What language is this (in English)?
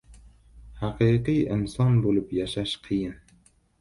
Uzbek